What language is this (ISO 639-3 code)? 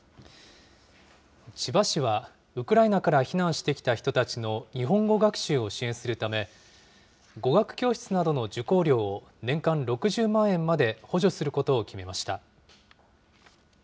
jpn